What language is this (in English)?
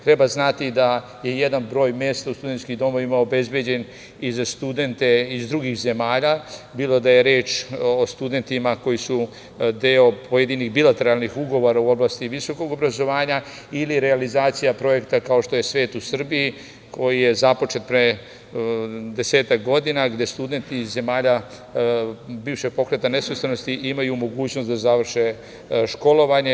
Serbian